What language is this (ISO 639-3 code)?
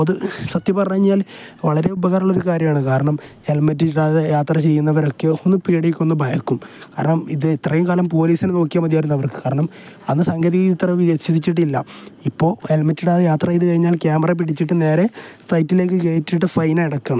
mal